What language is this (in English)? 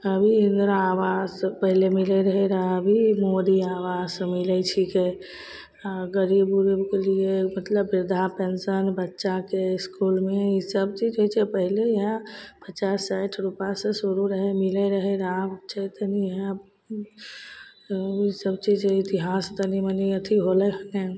Maithili